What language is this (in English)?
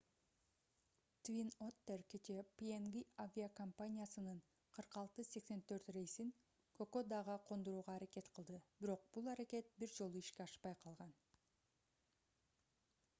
Kyrgyz